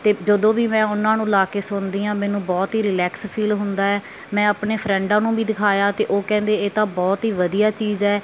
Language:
Punjabi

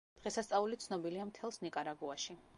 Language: Georgian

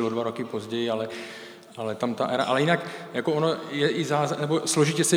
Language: Czech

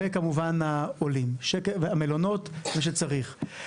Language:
Hebrew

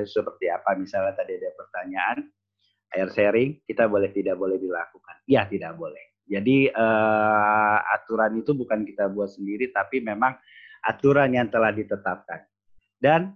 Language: Indonesian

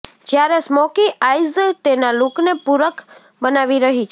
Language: Gujarati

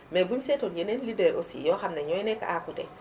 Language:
Wolof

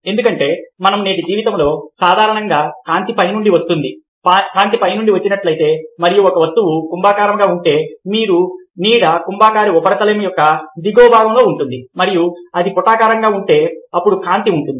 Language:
Telugu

